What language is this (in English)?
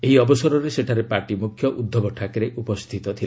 Odia